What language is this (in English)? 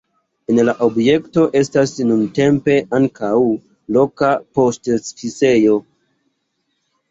Esperanto